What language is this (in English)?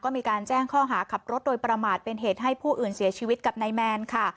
Thai